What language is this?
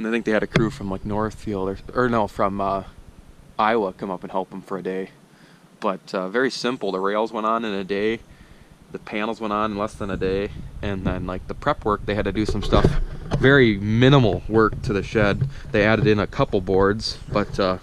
English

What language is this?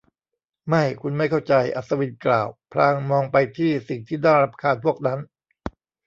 Thai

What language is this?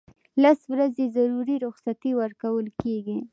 Pashto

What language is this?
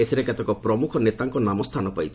Odia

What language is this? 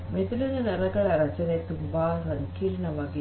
Kannada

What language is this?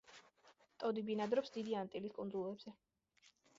Georgian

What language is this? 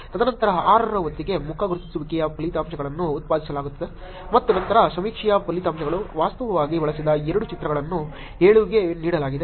Kannada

